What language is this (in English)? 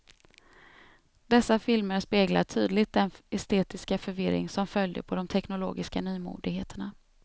Swedish